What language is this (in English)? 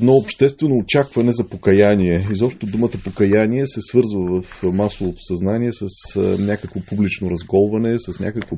Bulgarian